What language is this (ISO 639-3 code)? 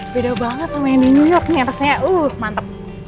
ind